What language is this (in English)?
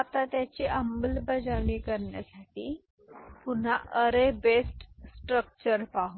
Marathi